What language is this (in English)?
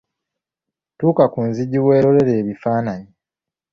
Ganda